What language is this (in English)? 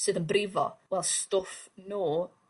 Welsh